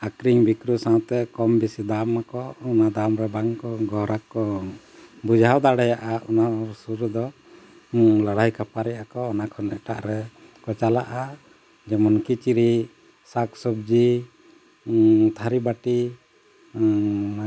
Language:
Santali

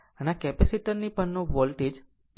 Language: Gujarati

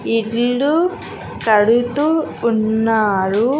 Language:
Telugu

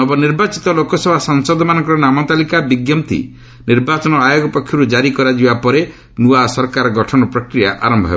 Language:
Odia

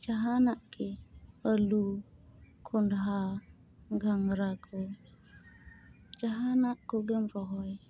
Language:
Santali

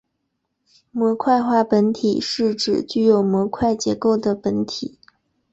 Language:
Chinese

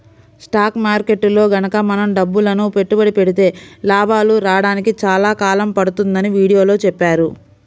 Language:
Telugu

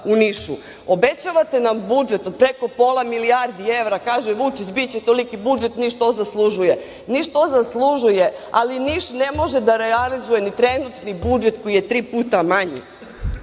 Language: Serbian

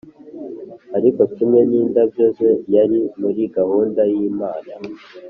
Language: Kinyarwanda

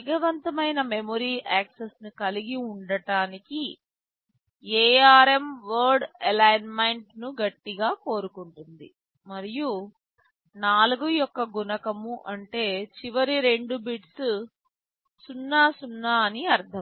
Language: Telugu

